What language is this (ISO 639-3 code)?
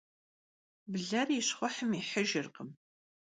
kbd